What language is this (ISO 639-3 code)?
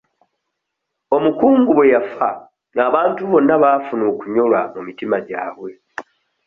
lug